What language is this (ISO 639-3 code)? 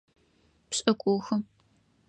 ady